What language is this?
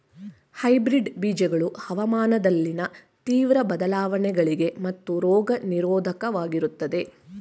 Kannada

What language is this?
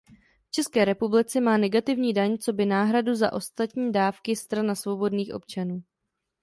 Czech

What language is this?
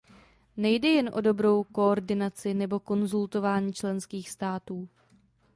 Czech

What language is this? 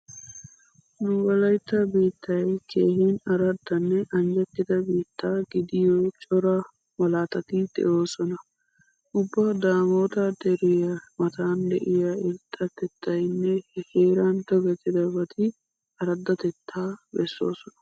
Wolaytta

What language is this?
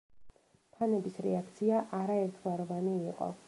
Georgian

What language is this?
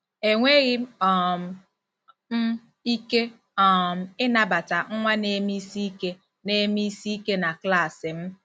Igbo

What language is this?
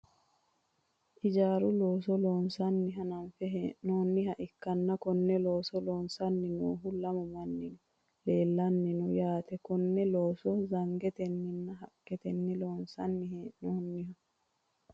Sidamo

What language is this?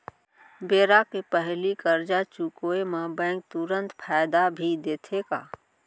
Chhattisgarhi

